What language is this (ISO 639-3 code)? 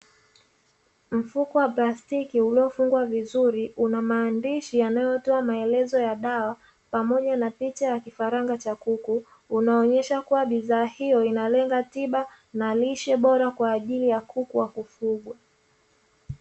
swa